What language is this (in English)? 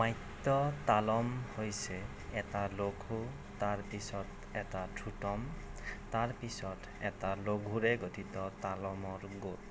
Assamese